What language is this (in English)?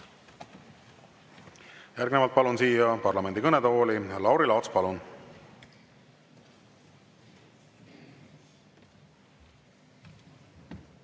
Estonian